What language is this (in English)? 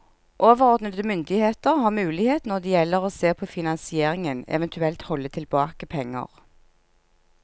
Norwegian